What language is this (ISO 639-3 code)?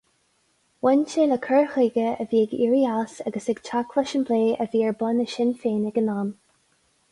gle